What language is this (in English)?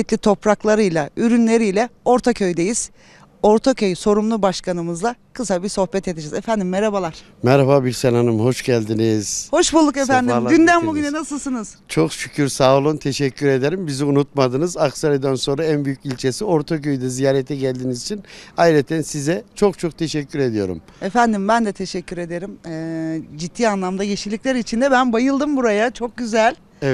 Turkish